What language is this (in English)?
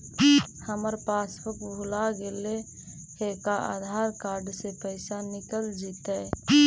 Magahi